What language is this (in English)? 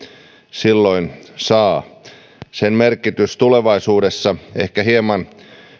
Finnish